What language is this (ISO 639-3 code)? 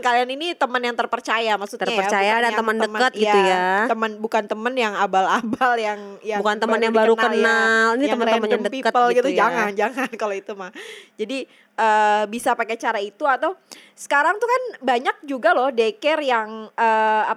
ind